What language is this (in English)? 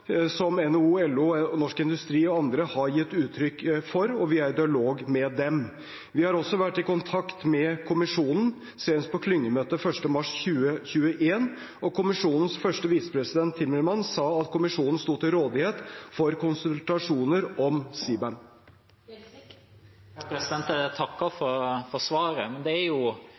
Norwegian Bokmål